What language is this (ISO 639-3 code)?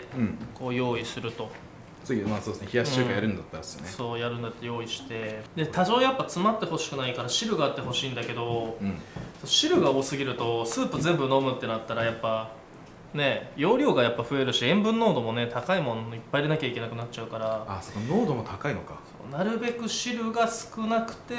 jpn